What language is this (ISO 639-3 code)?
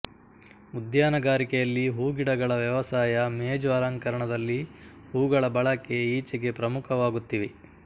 kan